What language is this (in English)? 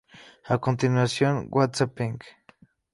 Spanish